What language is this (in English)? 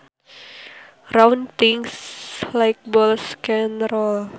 Sundanese